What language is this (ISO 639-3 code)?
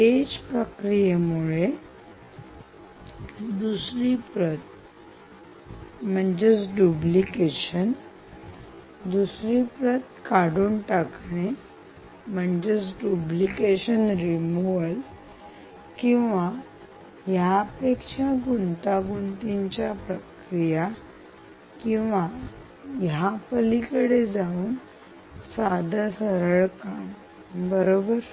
mar